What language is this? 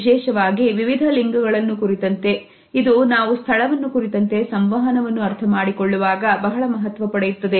Kannada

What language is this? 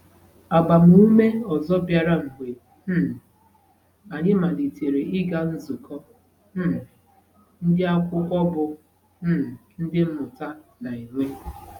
Igbo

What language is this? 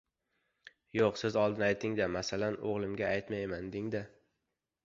Uzbek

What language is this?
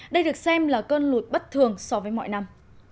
Vietnamese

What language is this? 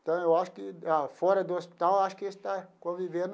Portuguese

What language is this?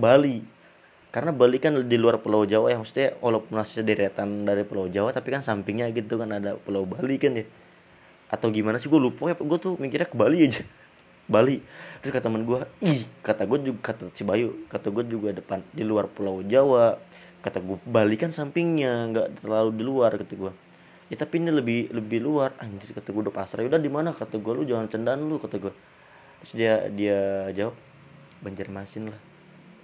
Indonesian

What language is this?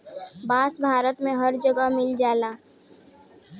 Bhojpuri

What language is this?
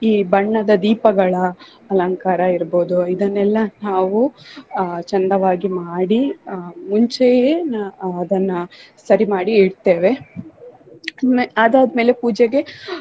Kannada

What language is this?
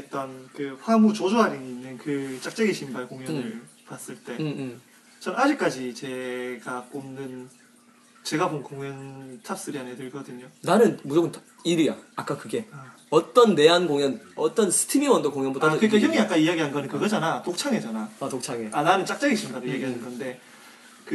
Korean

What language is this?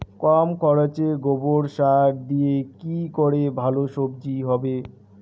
Bangla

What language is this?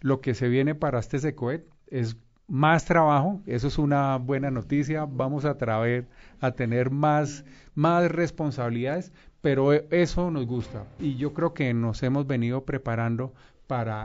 Spanish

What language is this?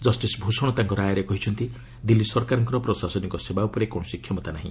Odia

